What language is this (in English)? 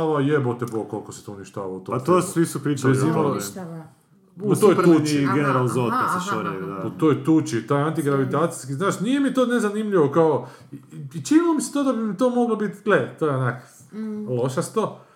Croatian